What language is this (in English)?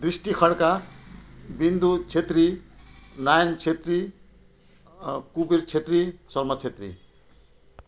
Nepali